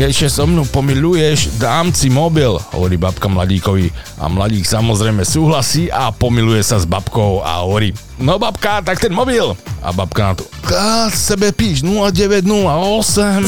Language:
Slovak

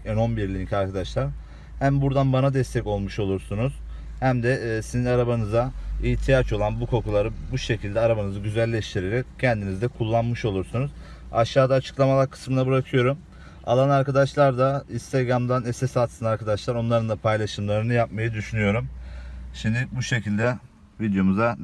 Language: Turkish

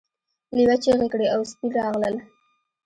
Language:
Pashto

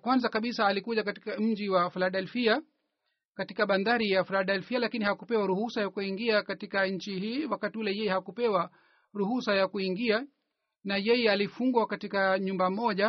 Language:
Swahili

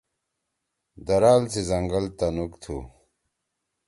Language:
Torwali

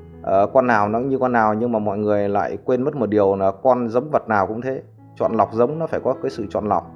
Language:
Vietnamese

